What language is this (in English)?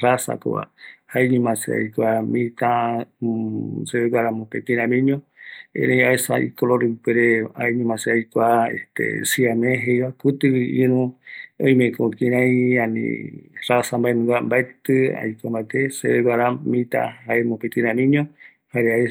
Eastern Bolivian Guaraní